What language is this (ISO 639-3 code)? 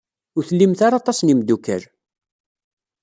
kab